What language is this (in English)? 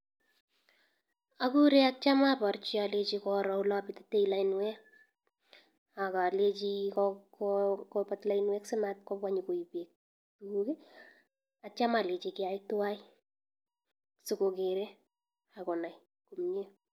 Kalenjin